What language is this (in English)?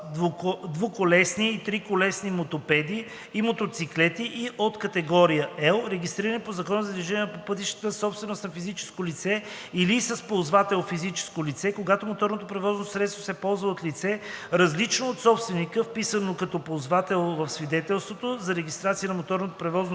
Bulgarian